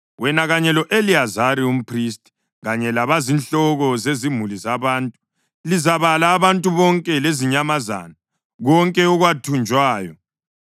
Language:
North Ndebele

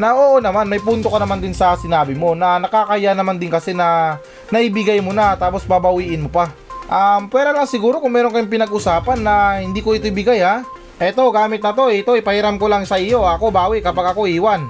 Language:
Filipino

